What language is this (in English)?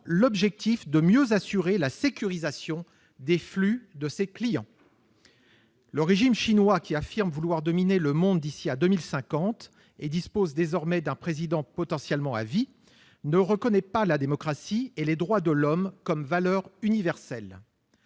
French